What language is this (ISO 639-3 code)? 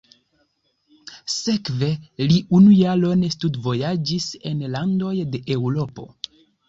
epo